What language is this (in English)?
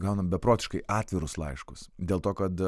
Lithuanian